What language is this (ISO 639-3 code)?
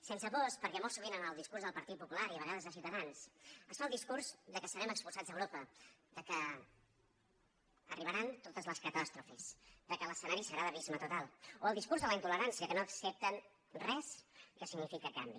cat